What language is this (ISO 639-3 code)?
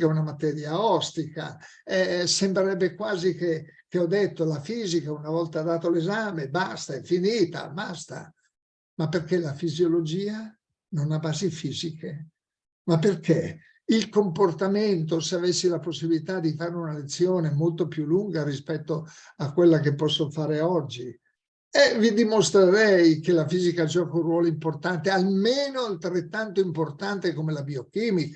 ita